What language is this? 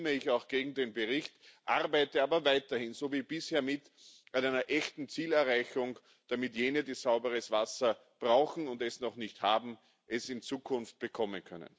German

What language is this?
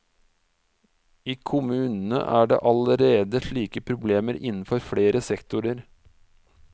Norwegian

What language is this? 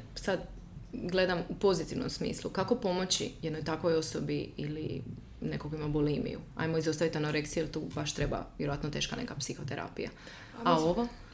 Croatian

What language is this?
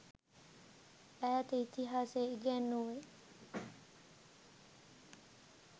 Sinhala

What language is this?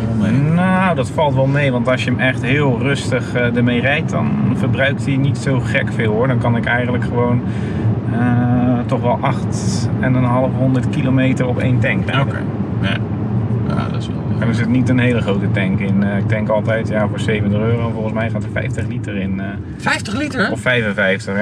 Dutch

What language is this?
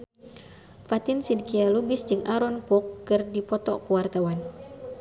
Sundanese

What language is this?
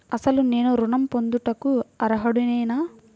Telugu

